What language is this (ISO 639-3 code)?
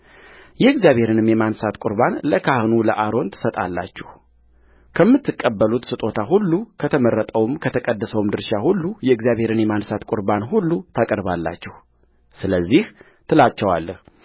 amh